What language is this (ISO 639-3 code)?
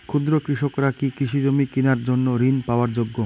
ben